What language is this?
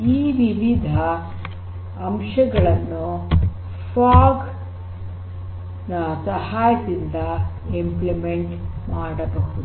Kannada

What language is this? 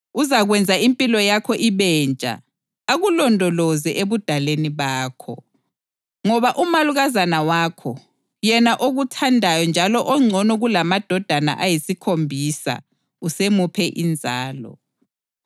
North Ndebele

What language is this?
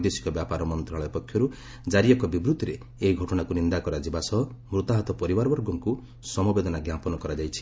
Odia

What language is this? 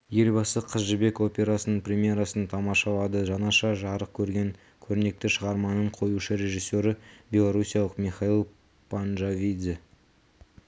Kazakh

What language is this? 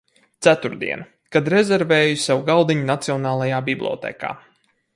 Latvian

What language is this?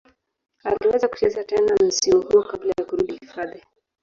Swahili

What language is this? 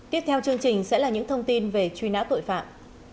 Vietnamese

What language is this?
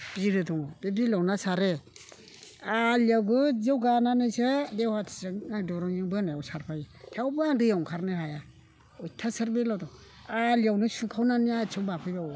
Bodo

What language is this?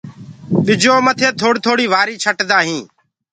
Gurgula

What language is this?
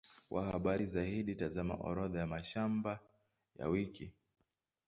Swahili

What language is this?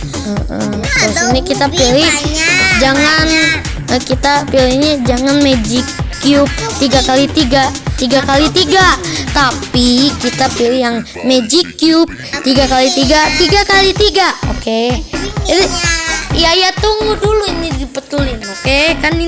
Indonesian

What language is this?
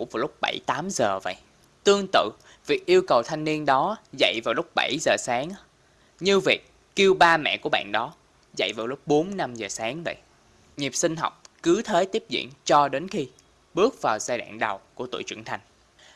Vietnamese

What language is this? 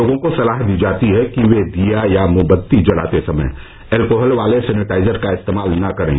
Hindi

